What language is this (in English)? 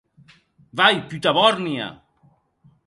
Occitan